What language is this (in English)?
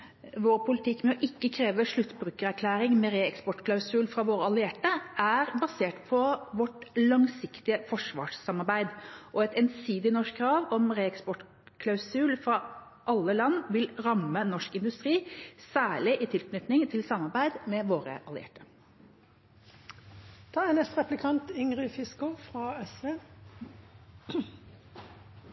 Norwegian